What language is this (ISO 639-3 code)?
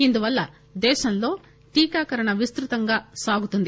tel